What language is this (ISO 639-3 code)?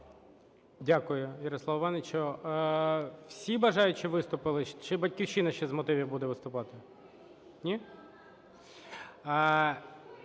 ukr